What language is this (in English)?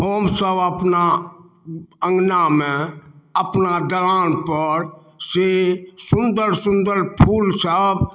Maithili